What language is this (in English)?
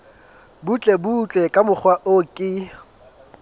Southern Sotho